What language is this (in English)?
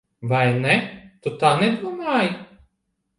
Latvian